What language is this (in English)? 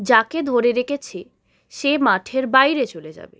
Bangla